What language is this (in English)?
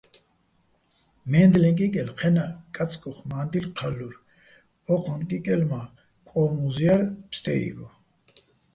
Bats